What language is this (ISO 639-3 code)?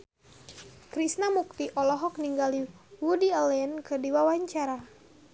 sun